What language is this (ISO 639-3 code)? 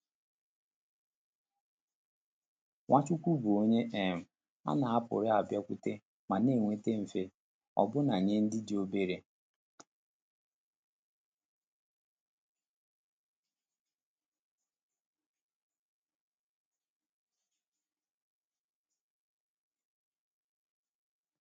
ibo